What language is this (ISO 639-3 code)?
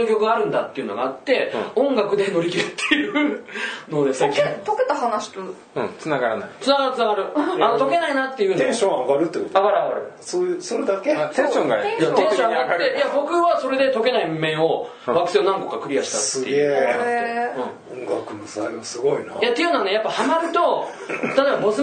jpn